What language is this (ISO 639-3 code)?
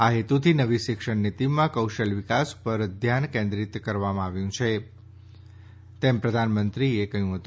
guj